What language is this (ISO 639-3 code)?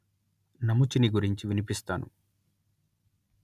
tel